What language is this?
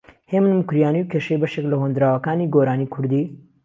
Central Kurdish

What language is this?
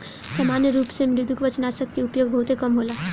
Bhojpuri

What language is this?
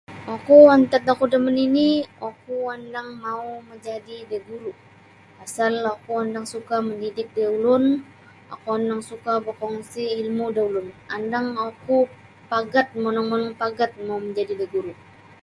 Sabah Bisaya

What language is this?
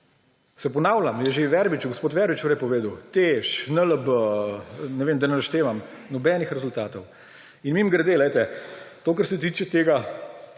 Slovenian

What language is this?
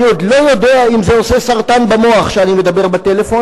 Hebrew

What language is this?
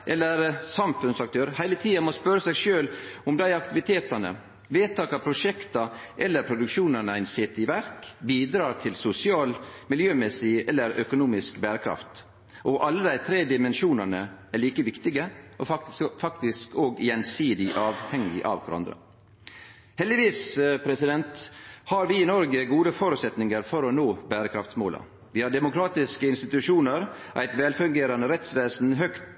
Norwegian Nynorsk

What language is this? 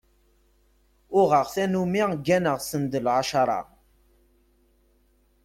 Kabyle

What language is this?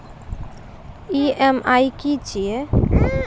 Maithili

